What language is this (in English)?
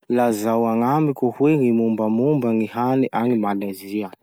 Masikoro Malagasy